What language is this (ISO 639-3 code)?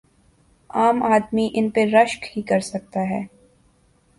urd